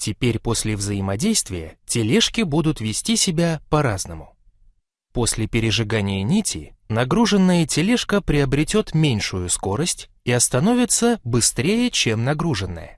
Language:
Russian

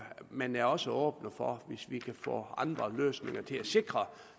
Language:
Danish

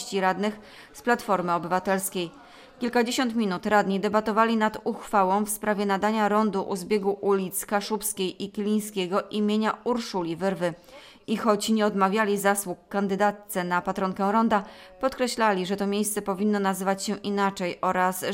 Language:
Polish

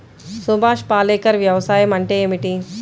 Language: Telugu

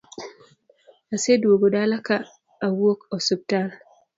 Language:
Luo (Kenya and Tanzania)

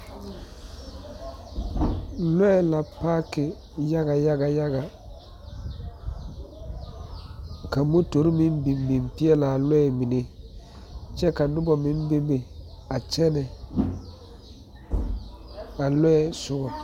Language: Southern Dagaare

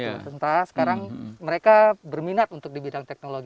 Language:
Indonesian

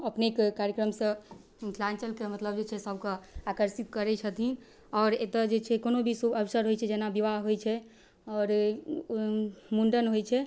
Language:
Maithili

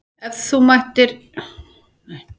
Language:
Icelandic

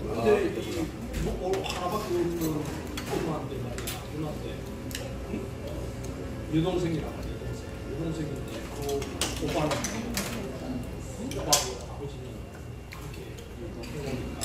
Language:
Korean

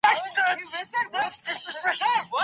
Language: Pashto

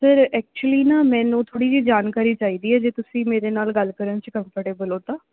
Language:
Punjabi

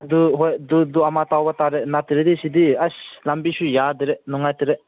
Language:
Manipuri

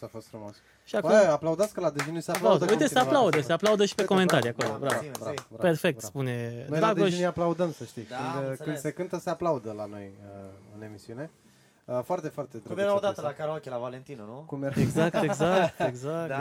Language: Romanian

